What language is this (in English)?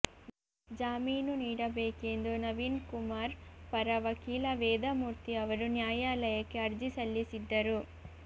Kannada